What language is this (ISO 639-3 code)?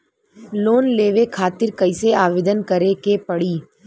bho